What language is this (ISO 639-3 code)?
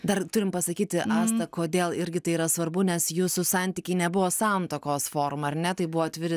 lit